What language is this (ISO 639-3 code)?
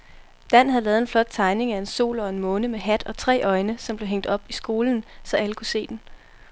dan